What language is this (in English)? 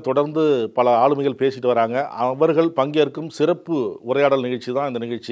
Korean